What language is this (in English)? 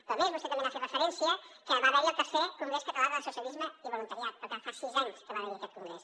Catalan